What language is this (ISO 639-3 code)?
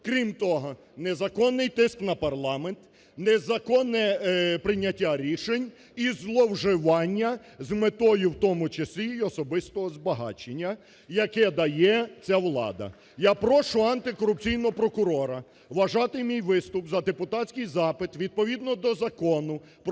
ukr